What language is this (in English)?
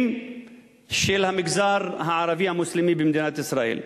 Hebrew